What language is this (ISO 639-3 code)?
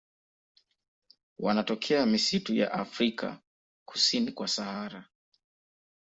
swa